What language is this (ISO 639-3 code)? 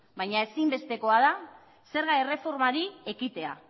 eus